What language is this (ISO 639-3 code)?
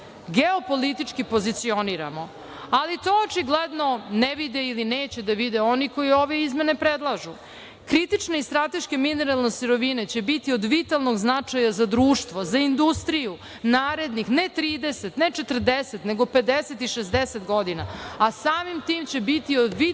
srp